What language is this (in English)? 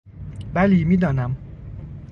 Persian